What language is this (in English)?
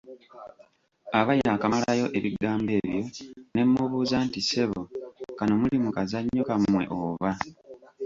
Ganda